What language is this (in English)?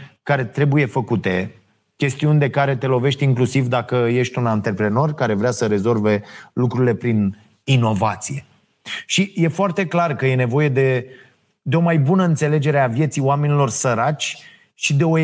Romanian